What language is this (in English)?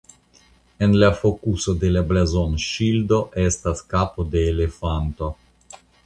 Esperanto